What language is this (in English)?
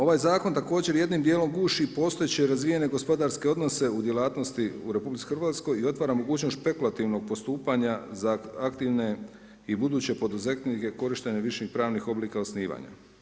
Croatian